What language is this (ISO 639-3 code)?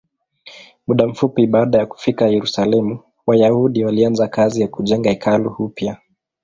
swa